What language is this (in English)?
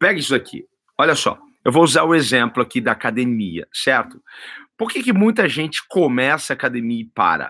Portuguese